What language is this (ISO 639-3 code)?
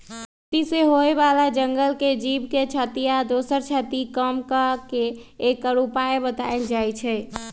mag